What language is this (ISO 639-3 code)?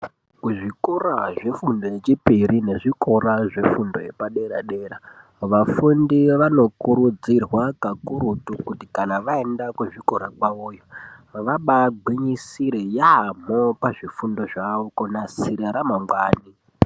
ndc